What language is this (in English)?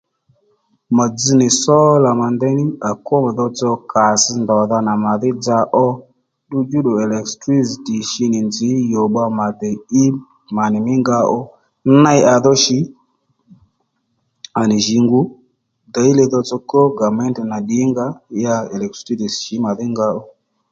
Lendu